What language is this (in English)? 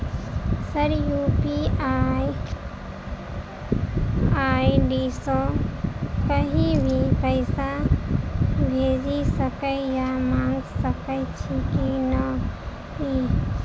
Maithili